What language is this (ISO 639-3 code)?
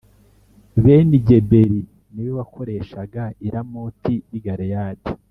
kin